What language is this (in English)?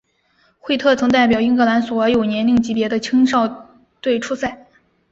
Chinese